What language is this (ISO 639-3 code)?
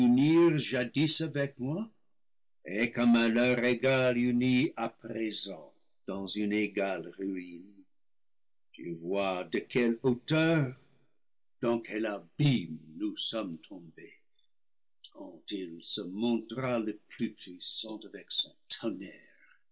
fra